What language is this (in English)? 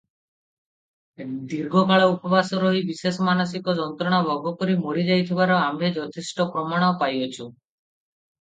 Odia